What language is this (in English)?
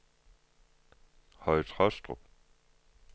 Danish